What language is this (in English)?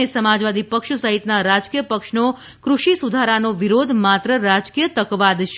Gujarati